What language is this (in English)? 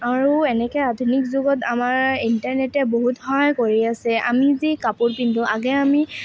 Assamese